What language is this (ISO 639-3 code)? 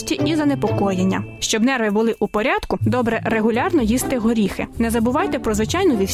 ukr